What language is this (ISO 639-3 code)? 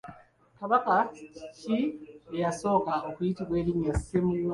lug